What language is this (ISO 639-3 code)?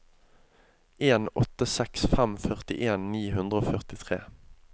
nor